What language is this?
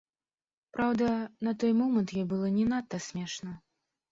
Belarusian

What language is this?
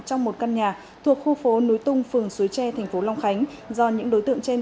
Vietnamese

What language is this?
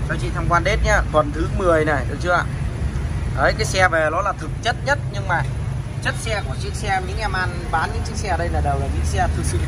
Vietnamese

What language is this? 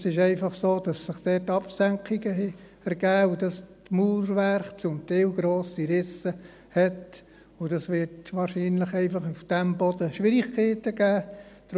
Swiss German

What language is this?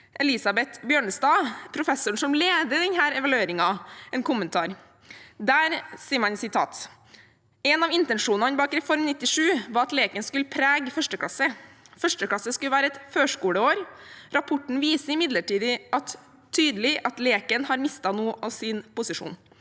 Norwegian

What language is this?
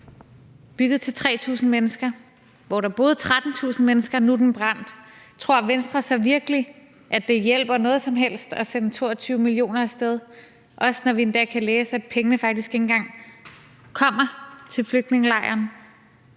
Danish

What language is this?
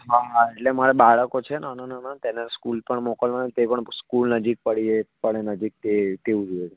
Gujarati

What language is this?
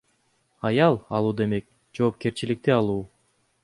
Kyrgyz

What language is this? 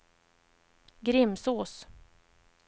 Swedish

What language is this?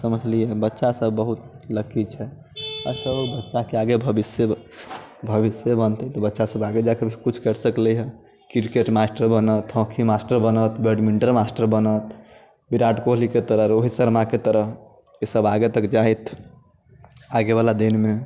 Maithili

